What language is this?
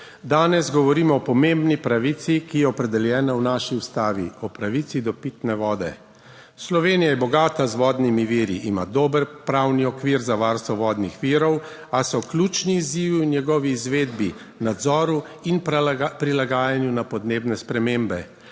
Slovenian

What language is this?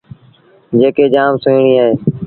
Sindhi Bhil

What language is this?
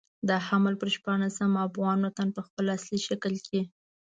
Pashto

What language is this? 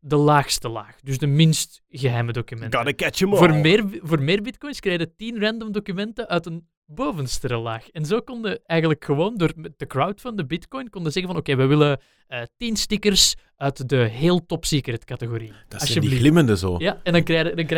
Dutch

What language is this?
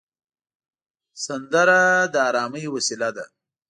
Pashto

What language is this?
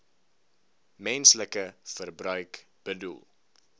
Afrikaans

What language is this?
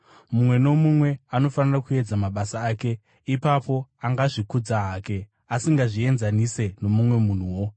Shona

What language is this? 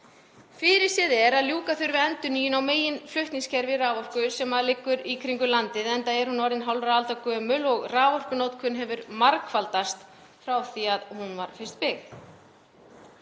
Icelandic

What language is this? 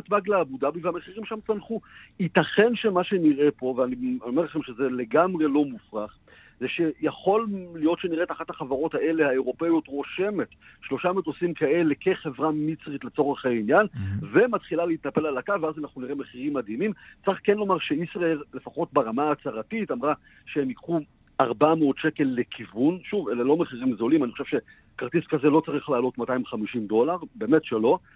Hebrew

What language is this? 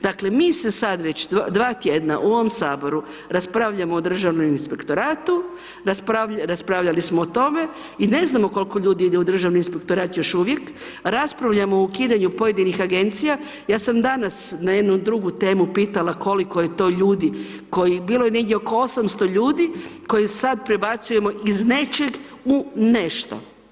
Croatian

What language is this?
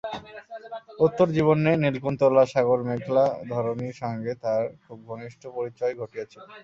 Bangla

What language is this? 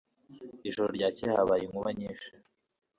Kinyarwanda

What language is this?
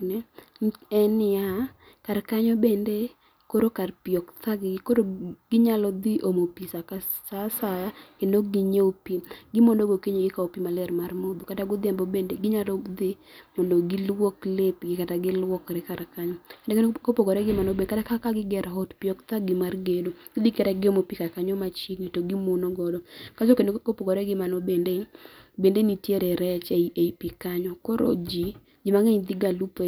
Luo (Kenya and Tanzania)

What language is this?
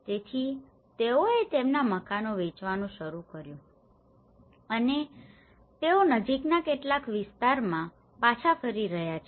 Gujarati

